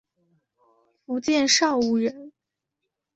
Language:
Chinese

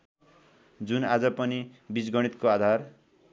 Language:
Nepali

